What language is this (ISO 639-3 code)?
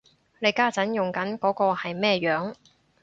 yue